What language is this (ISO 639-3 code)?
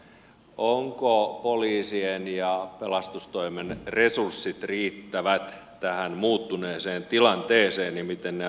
fin